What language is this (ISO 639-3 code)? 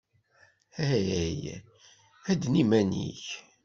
kab